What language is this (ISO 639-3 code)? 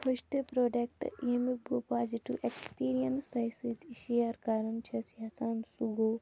kas